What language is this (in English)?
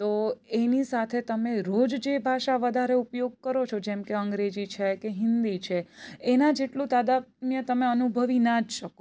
Gujarati